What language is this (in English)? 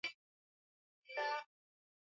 Swahili